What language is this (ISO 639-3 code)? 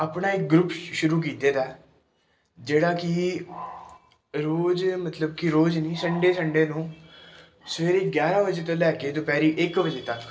pan